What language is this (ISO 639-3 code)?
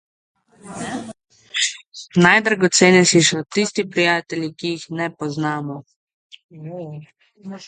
slv